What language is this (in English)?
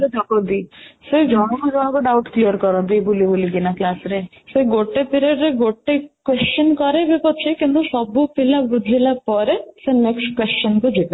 Odia